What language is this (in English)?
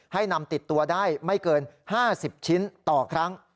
Thai